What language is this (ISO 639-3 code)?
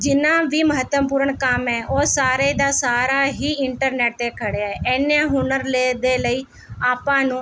pan